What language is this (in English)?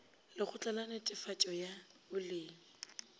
Northern Sotho